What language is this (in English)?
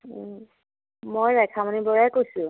Assamese